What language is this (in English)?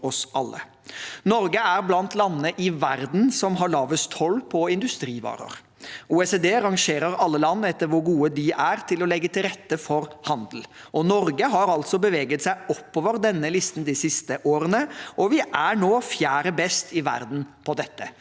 Norwegian